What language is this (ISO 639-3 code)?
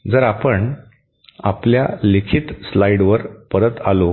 mar